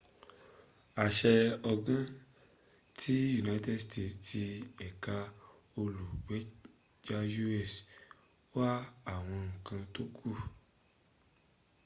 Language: Yoruba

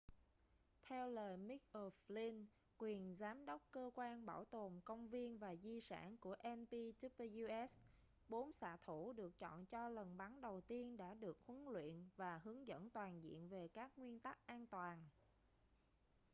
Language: Vietnamese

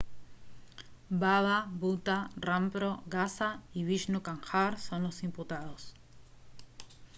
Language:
Spanish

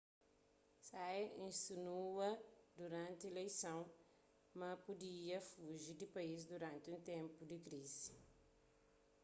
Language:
Kabuverdianu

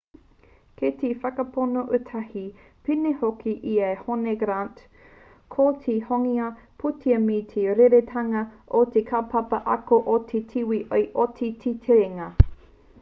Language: Māori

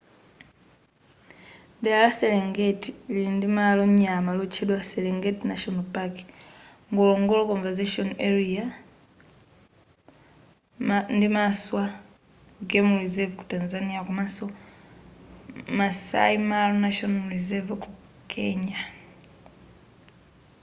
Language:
Nyanja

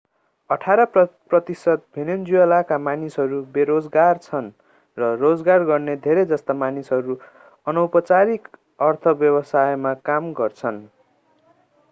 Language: Nepali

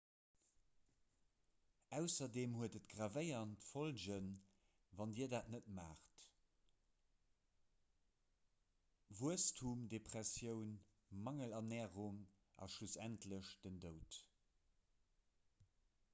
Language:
Luxembourgish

